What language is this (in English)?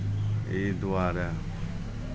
Maithili